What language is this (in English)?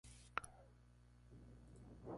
Spanish